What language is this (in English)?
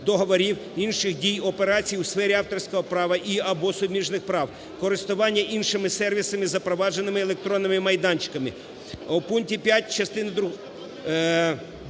Ukrainian